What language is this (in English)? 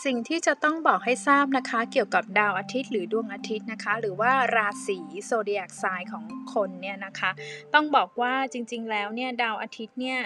Thai